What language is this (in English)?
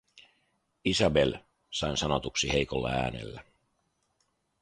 Finnish